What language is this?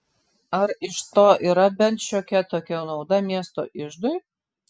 Lithuanian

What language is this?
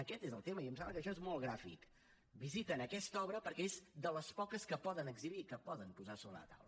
Catalan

